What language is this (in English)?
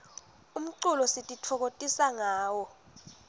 Swati